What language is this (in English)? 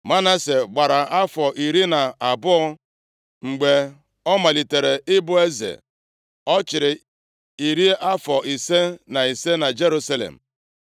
Igbo